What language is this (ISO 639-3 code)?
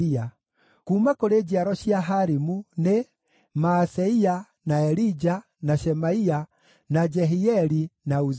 kik